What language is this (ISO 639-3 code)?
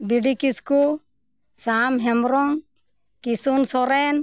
sat